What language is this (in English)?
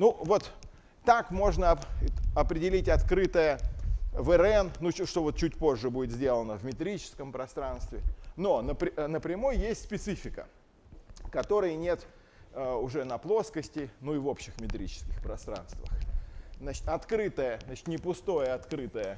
Russian